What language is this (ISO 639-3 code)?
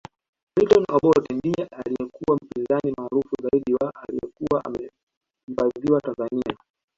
swa